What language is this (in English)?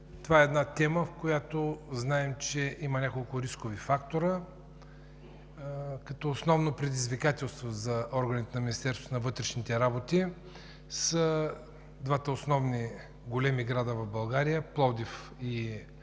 Bulgarian